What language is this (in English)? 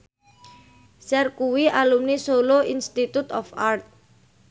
Javanese